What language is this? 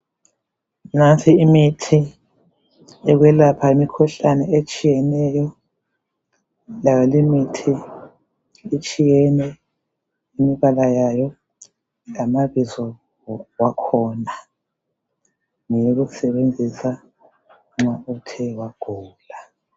North Ndebele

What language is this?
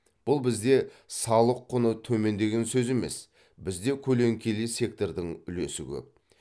Kazakh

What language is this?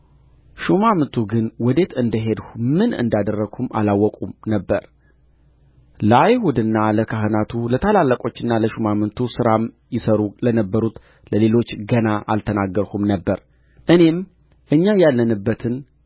Amharic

